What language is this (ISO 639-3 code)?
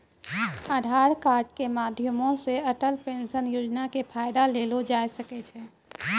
mai